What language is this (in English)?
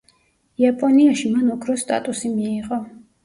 Georgian